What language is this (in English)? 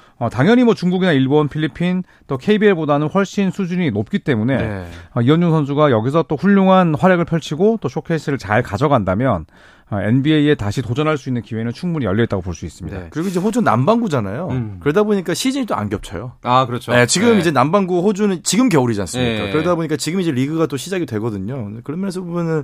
Korean